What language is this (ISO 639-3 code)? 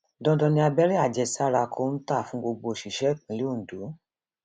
yor